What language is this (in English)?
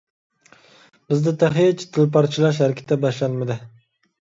Uyghur